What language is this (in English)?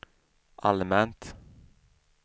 Swedish